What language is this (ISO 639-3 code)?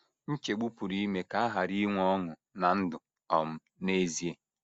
ibo